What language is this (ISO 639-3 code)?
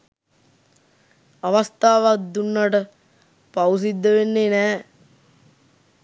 sin